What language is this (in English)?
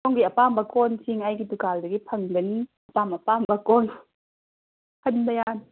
Manipuri